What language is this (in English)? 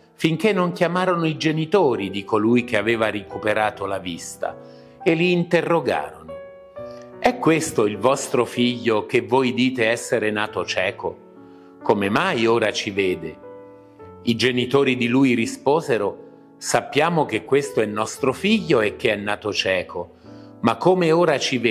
Italian